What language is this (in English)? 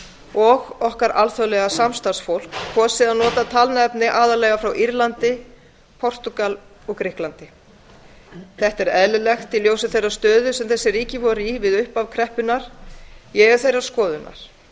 Icelandic